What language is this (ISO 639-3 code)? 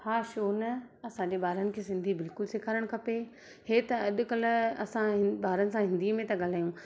snd